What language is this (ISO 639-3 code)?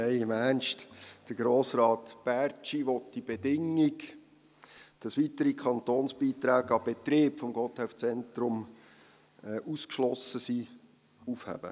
gsw